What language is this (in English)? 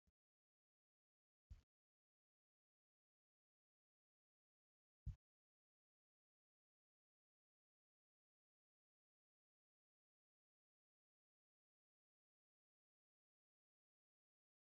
Oromo